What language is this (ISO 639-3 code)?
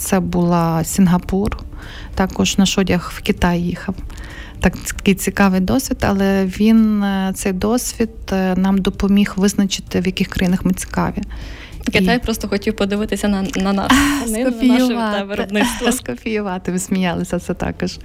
ukr